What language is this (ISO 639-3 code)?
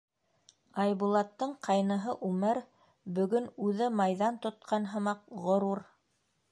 bak